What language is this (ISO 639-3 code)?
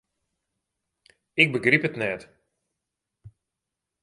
fry